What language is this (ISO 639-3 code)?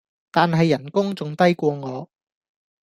yue